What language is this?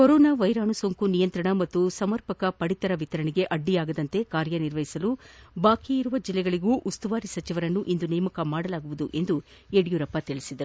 Kannada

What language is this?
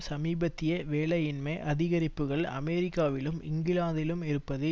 Tamil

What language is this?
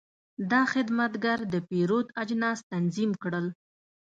Pashto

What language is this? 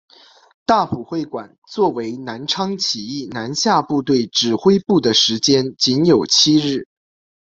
Chinese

